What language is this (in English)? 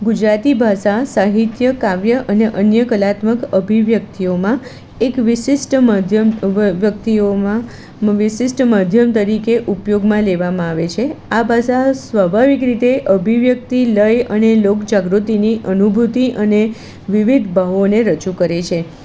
Gujarati